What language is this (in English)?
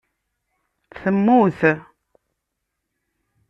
Kabyle